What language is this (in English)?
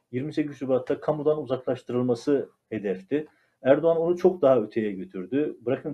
Turkish